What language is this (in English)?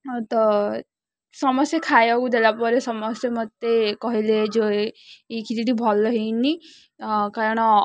Odia